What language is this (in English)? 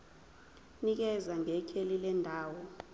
Zulu